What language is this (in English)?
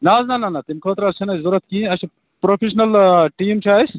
Kashmiri